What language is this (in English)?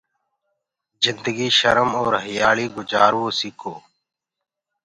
Gurgula